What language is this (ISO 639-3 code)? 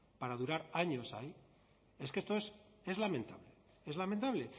spa